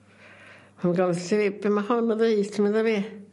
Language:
Welsh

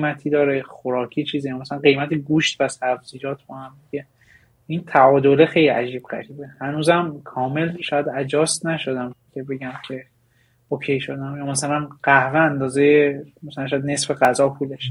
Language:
Persian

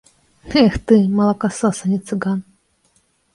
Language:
Belarusian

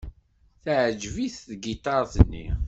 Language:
Kabyle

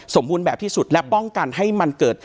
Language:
Thai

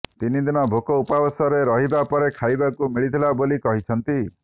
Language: Odia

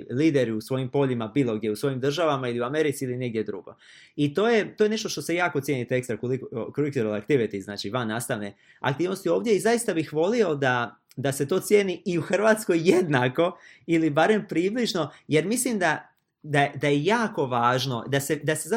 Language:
Croatian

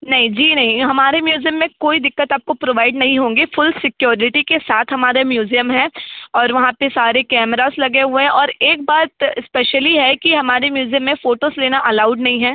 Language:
Hindi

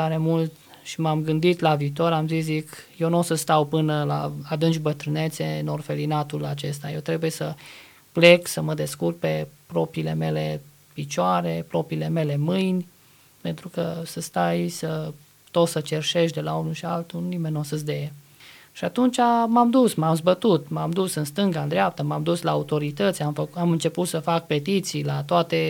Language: Romanian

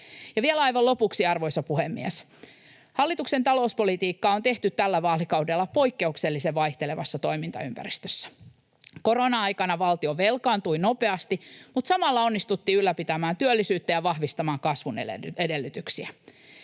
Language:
Finnish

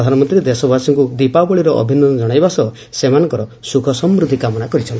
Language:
Odia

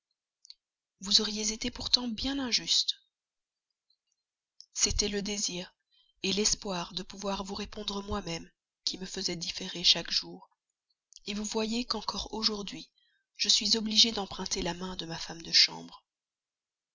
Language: French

